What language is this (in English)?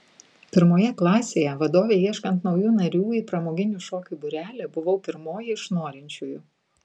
Lithuanian